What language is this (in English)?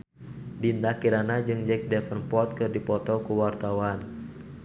Sundanese